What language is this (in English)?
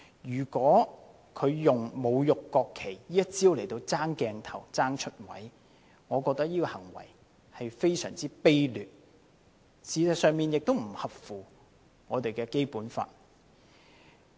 Cantonese